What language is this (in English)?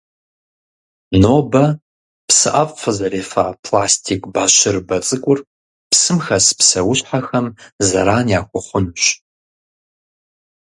Kabardian